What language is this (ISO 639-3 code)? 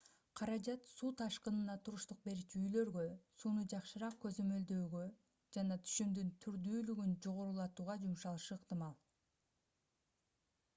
kir